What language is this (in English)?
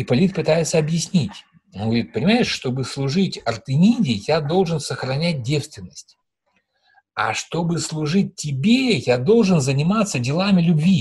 Russian